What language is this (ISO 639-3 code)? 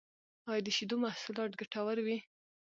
pus